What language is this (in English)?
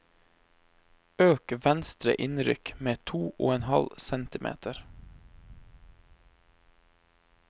Norwegian